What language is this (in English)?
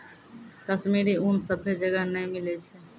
Maithili